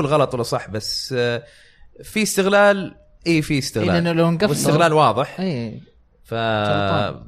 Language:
Arabic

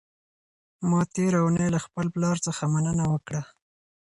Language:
Pashto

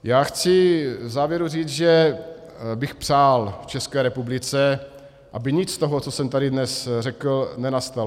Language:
Czech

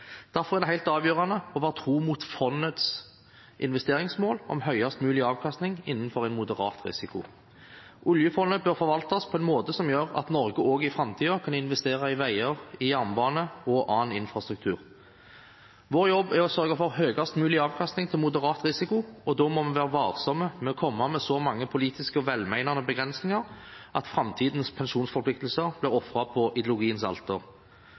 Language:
Norwegian Bokmål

